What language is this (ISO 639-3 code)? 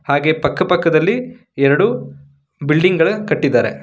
kan